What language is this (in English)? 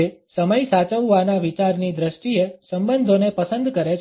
Gujarati